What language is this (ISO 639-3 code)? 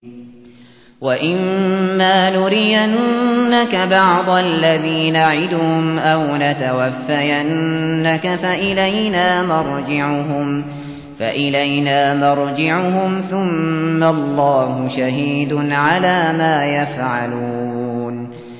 ara